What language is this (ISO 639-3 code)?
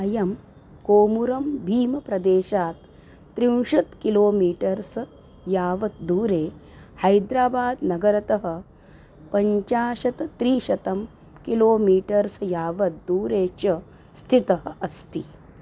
san